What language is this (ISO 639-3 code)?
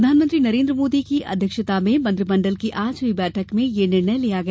hin